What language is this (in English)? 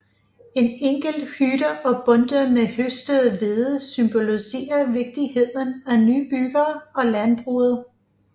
Danish